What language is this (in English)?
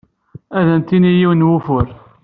Kabyle